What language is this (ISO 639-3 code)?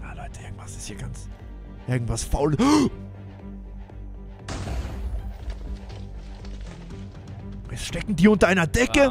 deu